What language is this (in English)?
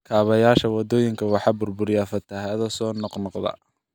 Somali